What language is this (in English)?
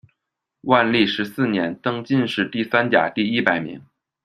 Chinese